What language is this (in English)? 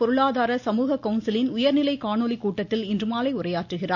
Tamil